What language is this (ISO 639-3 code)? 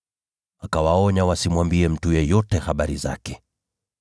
swa